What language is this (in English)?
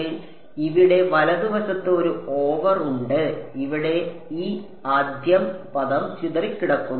Malayalam